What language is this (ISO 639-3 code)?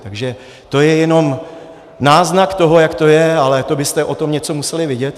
ces